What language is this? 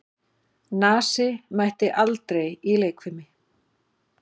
Icelandic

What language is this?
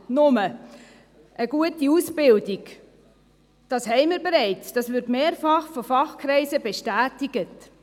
Swiss German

